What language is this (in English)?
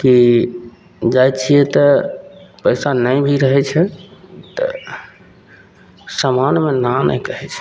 Maithili